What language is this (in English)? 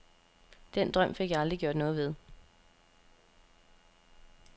Danish